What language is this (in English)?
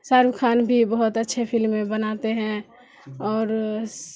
Urdu